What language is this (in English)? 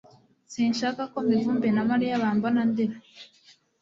Kinyarwanda